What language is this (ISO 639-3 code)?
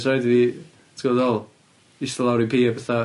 cym